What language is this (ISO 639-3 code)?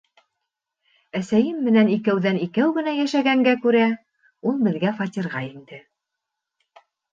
bak